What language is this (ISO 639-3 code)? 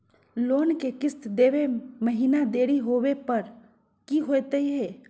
mag